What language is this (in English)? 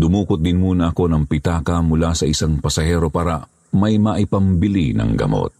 Filipino